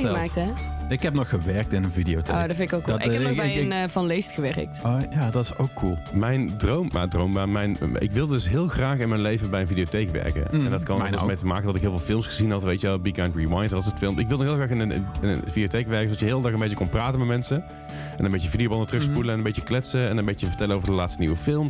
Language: Dutch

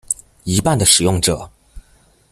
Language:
Chinese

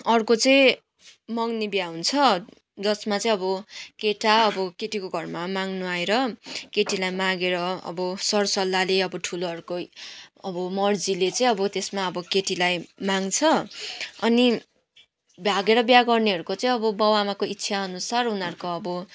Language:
Nepali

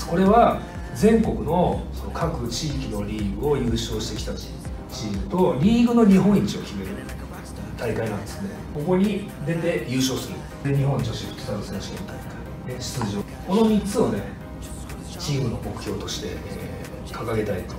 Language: Japanese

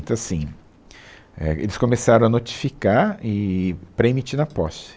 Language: Portuguese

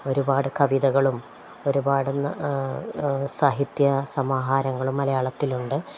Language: Malayalam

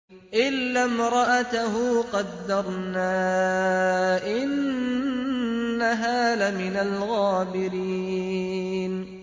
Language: Arabic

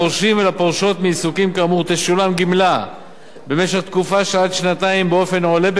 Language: Hebrew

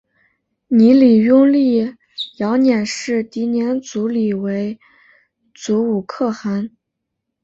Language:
Chinese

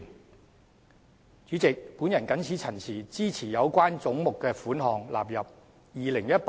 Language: Cantonese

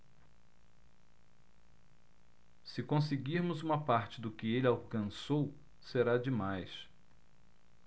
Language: Portuguese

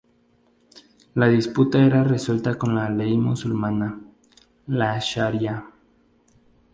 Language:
Spanish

